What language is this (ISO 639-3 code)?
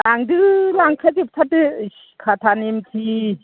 brx